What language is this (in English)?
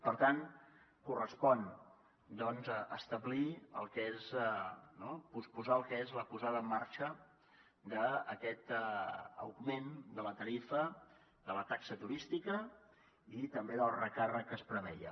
Catalan